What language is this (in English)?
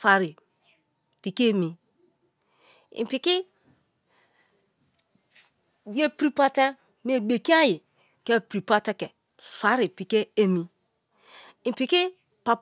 Kalabari